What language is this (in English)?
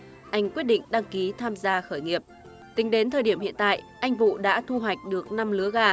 Vietnamese